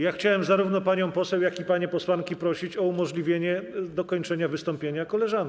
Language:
Polish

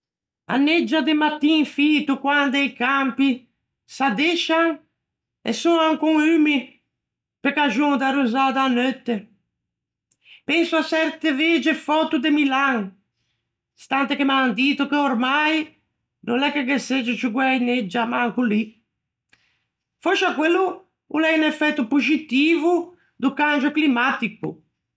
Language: Ligurian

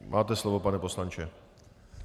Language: Czech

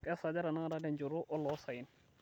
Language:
Masai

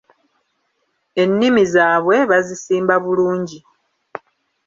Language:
Ganda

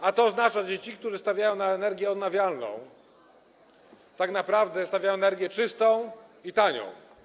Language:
Polish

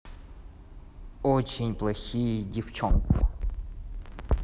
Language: Russian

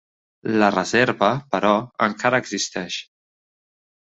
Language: Catalan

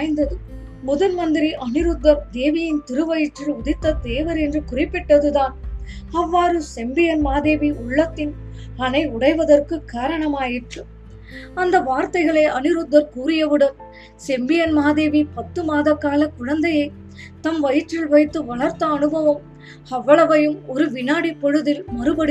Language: Tamil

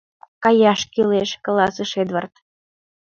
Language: Mari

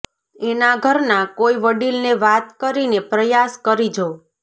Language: Gujarati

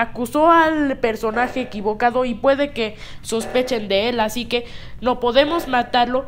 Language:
Spanish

